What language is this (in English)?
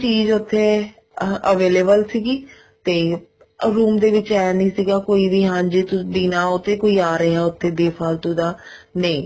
Punjabi